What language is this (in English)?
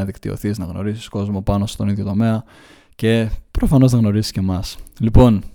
Greek